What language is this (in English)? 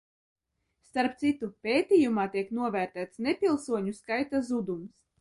Latvian